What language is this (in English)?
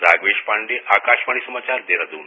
Hindi